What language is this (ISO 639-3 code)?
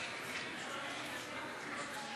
heb